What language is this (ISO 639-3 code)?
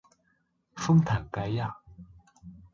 zho